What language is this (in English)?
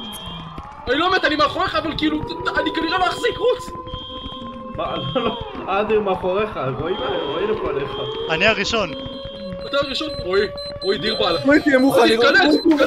Hebrew